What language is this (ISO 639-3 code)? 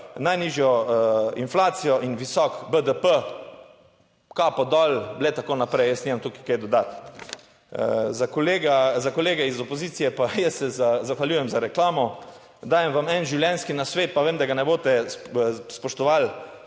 slv